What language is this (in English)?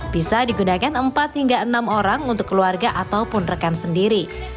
Indonesian